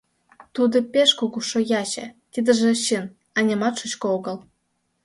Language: Mari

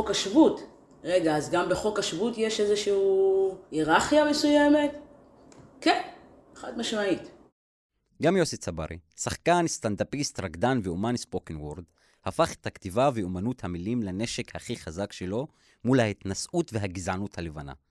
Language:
Hebrew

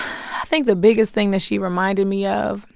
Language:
English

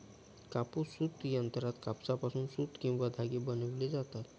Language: Marathi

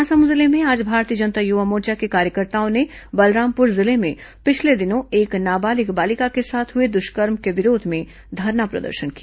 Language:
Hindi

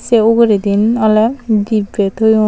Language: Chakma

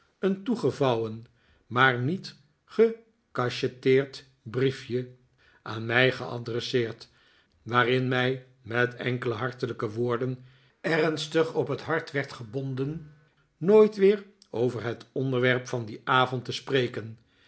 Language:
Dutch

